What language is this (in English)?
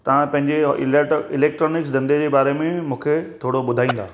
Sindhi